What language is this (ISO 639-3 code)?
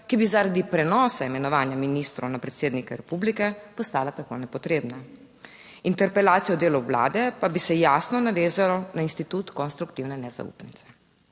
slv